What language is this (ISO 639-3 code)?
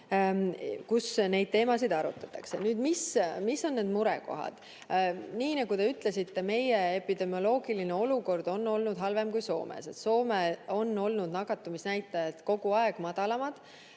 est